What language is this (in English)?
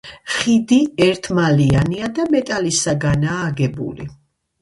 Georgian